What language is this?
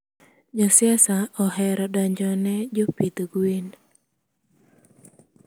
Luo (Kenya and Tanzania)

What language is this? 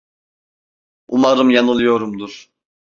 Turkish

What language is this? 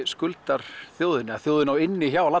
Icelandic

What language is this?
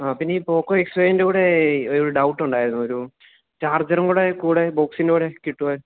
Malayalam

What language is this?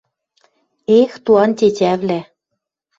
Western Mari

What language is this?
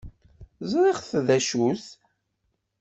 Kabyle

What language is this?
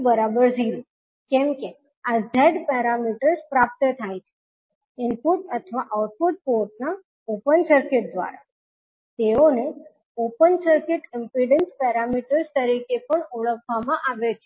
Gujarati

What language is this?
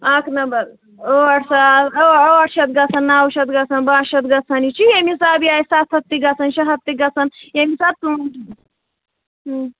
Kashmiri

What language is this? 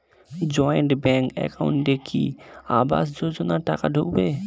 Bangla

